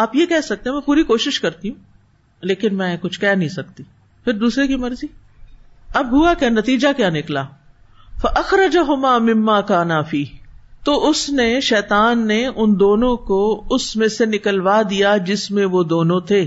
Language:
Urdu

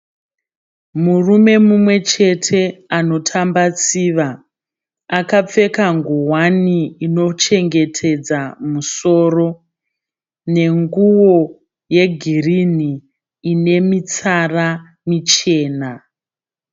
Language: Shona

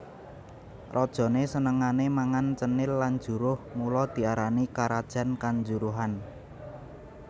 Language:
Javanese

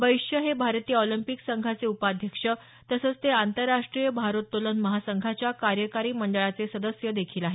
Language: Marathi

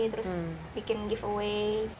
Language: Indonesian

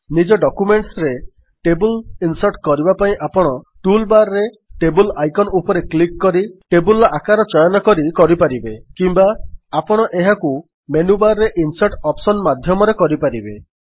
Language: Odia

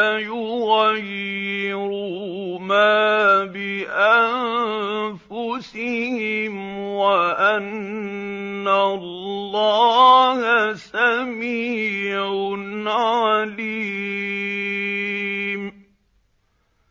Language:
Arabic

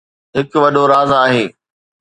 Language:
Sindhi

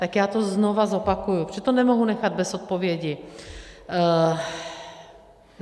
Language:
Czech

